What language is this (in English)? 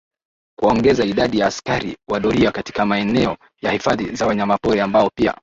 Swahili